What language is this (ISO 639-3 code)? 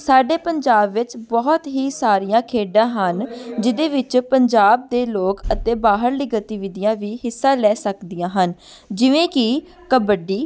pan